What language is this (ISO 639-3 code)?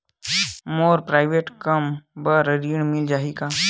hne